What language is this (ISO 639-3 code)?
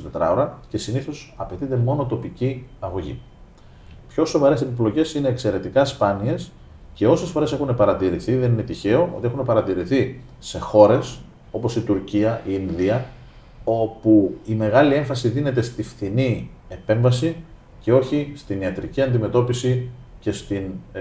ell